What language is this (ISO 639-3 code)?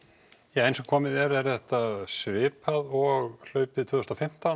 isl